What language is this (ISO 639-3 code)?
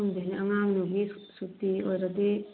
mni